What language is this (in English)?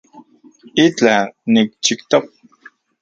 Central Puebla Nahuatl